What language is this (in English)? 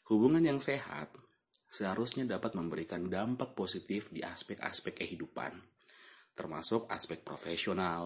Indonesian